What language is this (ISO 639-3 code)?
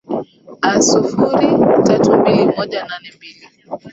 swa